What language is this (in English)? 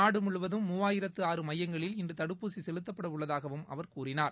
Tamil